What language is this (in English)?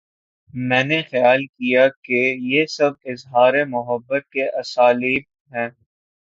Urdu